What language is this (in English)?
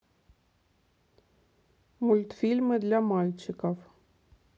Russian